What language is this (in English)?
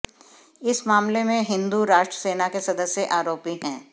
Hindi